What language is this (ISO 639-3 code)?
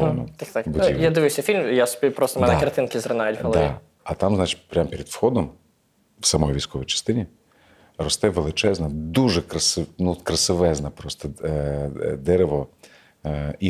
ukr